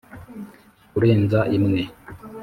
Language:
Kinyarwanda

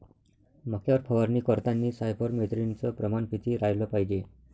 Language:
Marathi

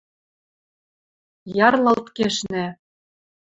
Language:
Western Mari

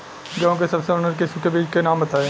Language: Bhojpuri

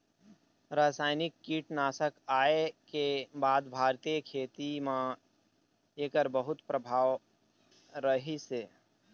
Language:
Chhattisgarhi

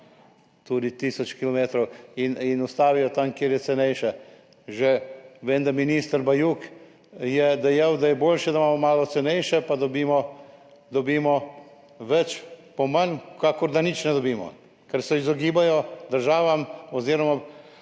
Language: Slovenian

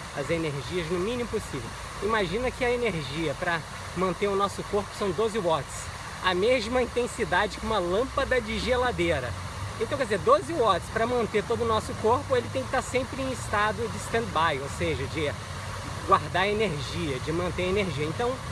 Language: Portuguese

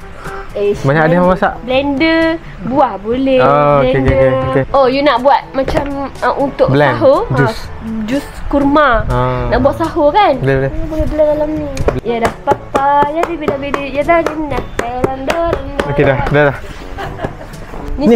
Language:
Malay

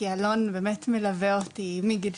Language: Hebrew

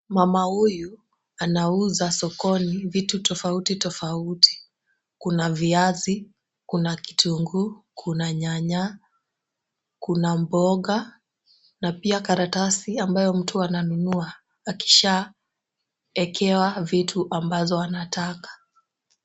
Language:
Swahili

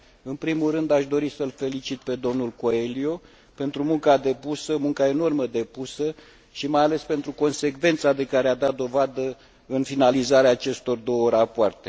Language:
Romanian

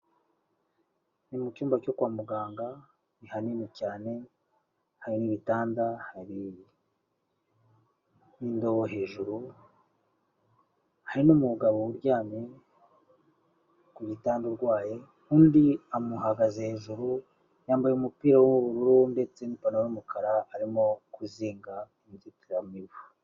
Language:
Kinyarwanda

